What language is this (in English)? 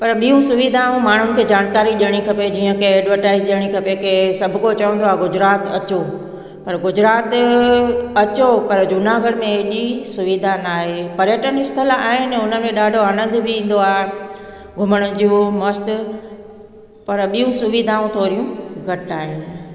Sindhi